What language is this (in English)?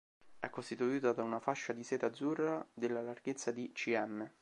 Italian